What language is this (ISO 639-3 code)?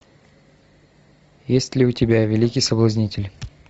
rus